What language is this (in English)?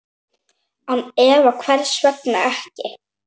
Icelandic